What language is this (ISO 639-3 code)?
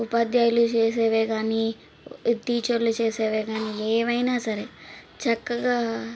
tel